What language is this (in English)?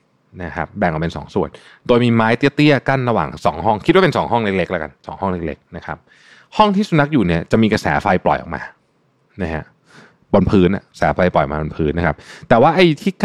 Thai